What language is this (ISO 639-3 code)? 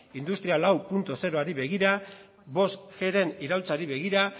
eus